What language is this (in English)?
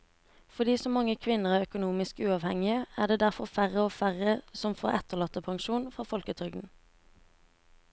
Norwegian